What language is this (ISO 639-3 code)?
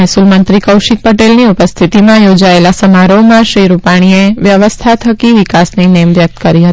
guj